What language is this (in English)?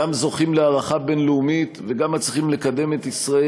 Hebrew